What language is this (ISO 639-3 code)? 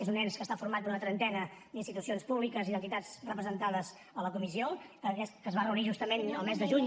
cat